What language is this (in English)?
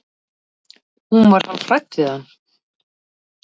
Icelandic